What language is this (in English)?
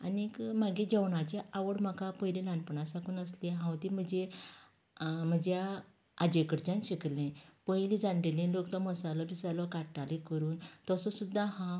Konkani